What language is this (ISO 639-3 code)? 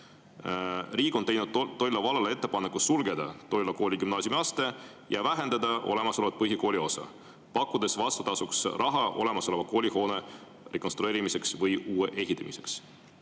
est